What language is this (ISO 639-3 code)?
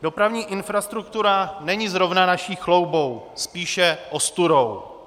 ces